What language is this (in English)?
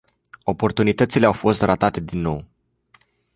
Romanian